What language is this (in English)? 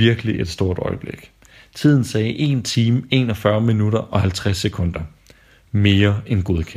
Danish